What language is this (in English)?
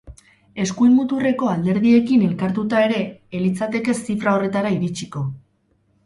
Basque